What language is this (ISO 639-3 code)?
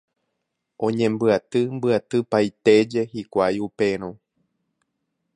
grn